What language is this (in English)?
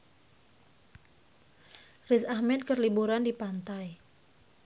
Sundanese